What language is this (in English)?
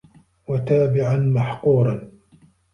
Arabic